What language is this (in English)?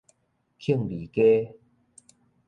Min Nan Chinese